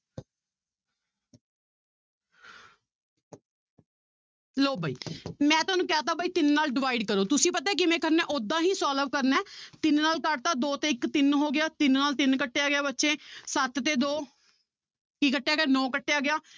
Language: Punjabi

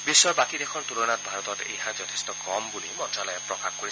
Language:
Assamese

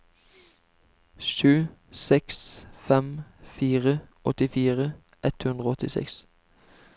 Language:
Norwegian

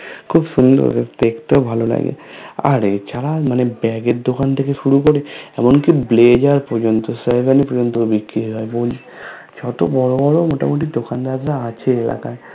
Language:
Bangla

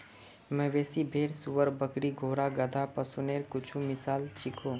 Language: Magahi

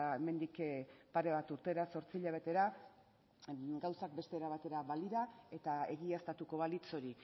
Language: Basque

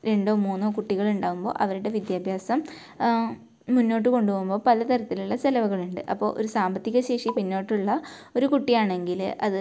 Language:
Malayalam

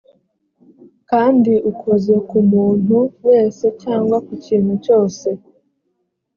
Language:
Kinyarwanda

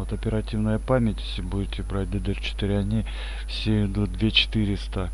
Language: Russian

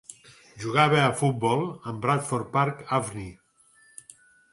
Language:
Catalan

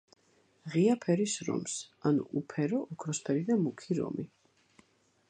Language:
Georgian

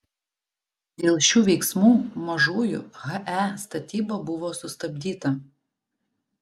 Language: Lithuanian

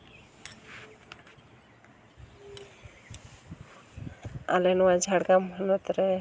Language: Santali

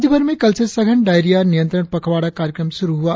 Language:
Hindi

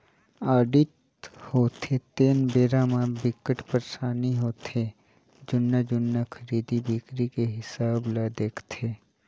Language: Chhattisgarhi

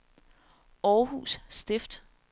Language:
Danish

